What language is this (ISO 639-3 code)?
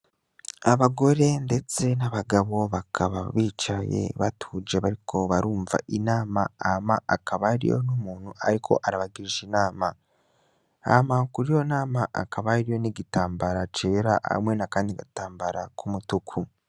run